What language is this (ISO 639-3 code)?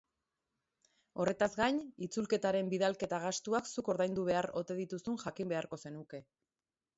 eus